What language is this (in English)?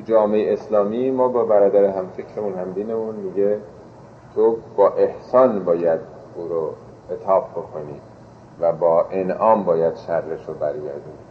Persian